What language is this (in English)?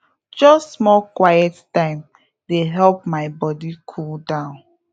Nigerian Pidgin